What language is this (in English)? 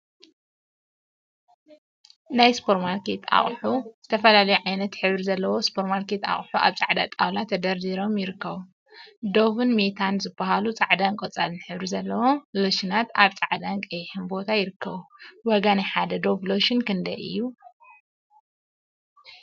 Tigrinya